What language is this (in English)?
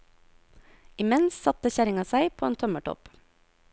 Norwegian